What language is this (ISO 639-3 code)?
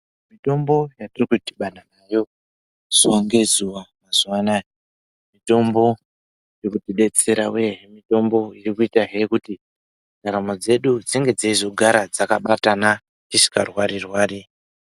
ndc